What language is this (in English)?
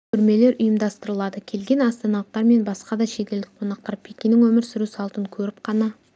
Kazakh